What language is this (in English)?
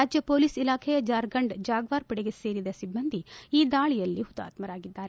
Kannada